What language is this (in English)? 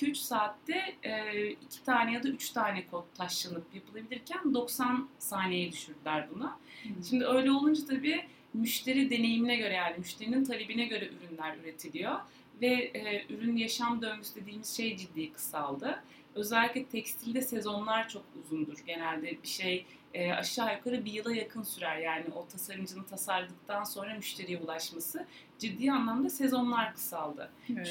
Turkish